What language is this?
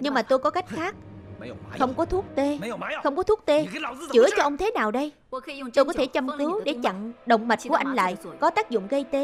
Vietnamese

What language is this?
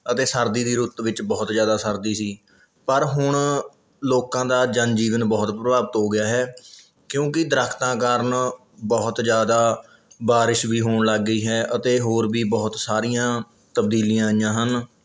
Punjabi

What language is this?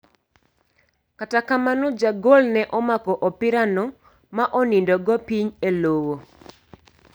Luo (Kenya and Tanzania)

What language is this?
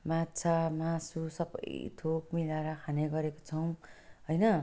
Nepali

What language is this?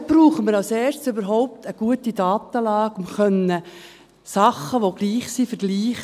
Swiss German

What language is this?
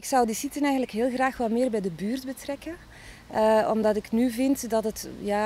Dutch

